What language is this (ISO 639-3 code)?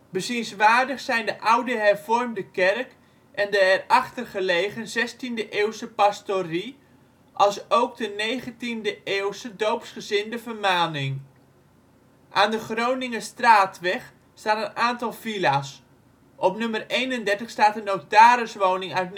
nld